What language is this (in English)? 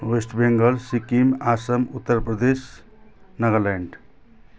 Nepali